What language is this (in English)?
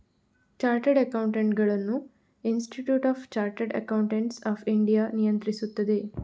Kannada